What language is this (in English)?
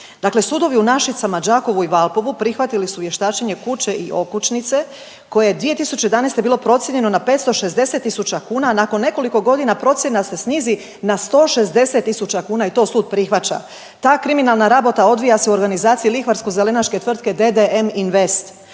Croatian